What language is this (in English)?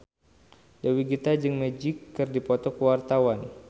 Sundanese